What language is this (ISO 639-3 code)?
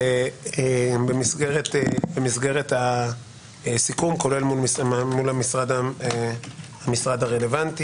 heb